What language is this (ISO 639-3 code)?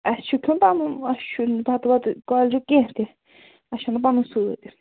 kas